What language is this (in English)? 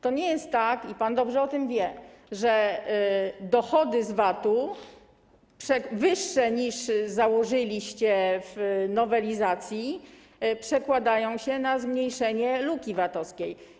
Polish